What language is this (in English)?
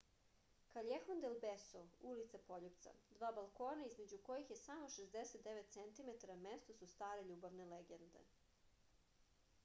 Serbian